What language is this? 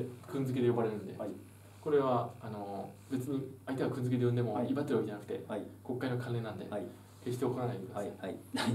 Japanese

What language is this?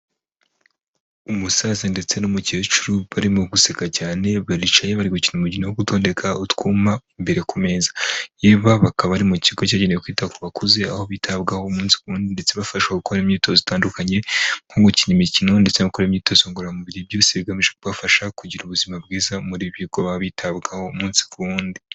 Kinyarwanda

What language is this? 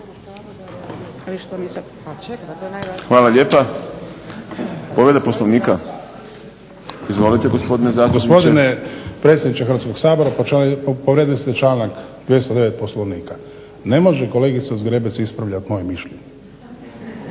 Croatian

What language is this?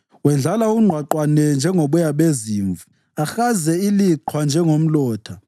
North Ndebele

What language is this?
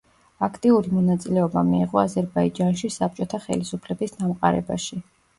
Georgian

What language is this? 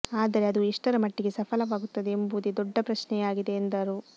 Kannada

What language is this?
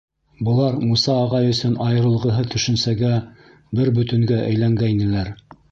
Bashkir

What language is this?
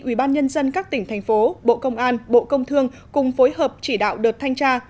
Vietnamese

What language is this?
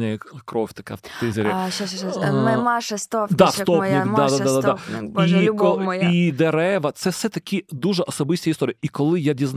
Ukrainian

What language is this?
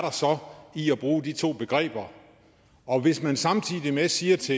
Danish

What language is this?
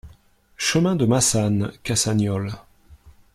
French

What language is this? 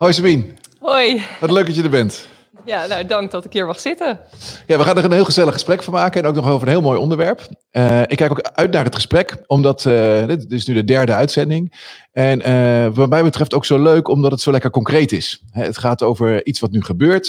Dutch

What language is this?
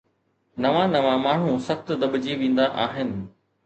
Sindhi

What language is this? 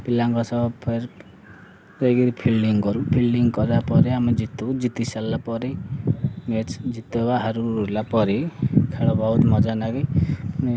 Odia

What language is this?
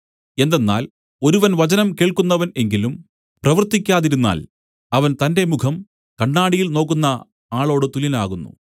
Malayalam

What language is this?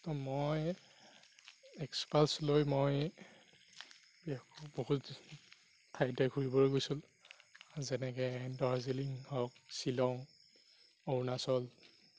Assamese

